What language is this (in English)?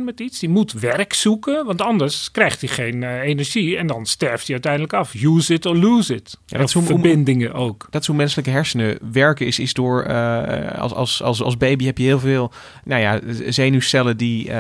Dutch